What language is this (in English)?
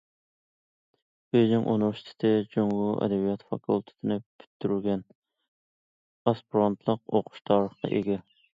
Uyghur